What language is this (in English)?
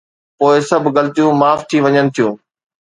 Sindhi